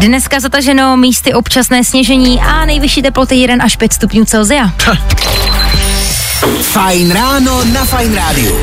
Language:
Czech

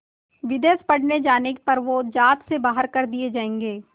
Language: Hindi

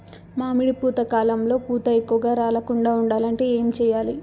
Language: Telugu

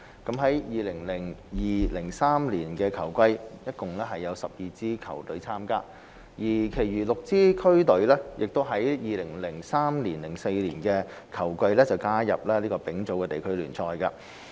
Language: Cantonese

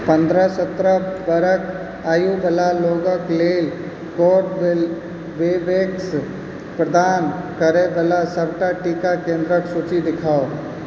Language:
Maithili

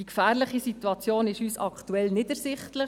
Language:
Swiss German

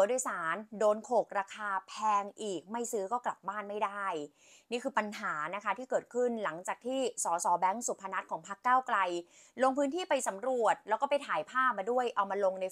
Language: Thai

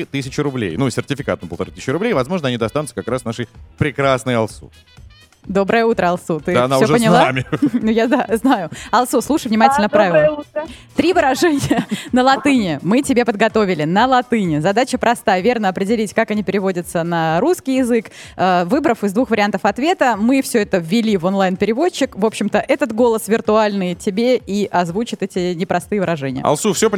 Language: Russian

